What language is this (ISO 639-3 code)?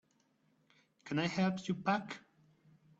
eng